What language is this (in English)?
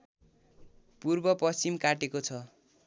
Nepali